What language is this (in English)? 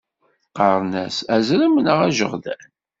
Kabyle